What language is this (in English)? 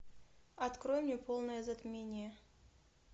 Russian